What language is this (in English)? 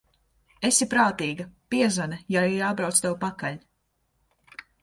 Latvian